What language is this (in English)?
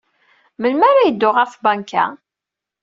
Kabyle